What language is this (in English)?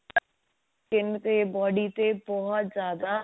Punjabi